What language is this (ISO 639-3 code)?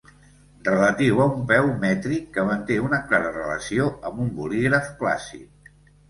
cat